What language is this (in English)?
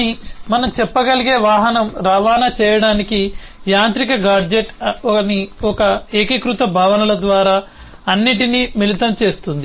Telugu